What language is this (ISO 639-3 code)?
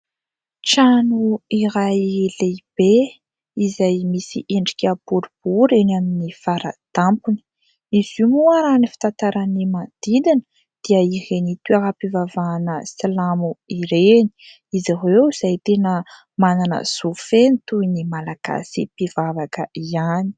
mlg